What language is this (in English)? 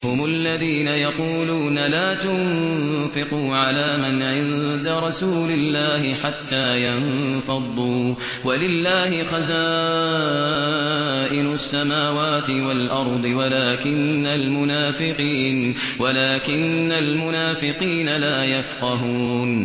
Arabic